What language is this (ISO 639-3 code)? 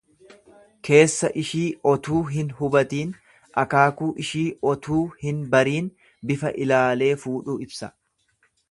orm